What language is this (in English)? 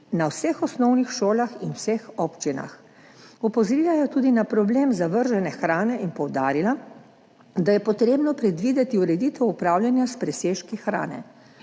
Slovenian